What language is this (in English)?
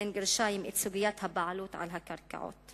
Hebrew